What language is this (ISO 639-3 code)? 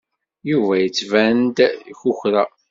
kab